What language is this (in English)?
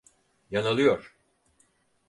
Turkish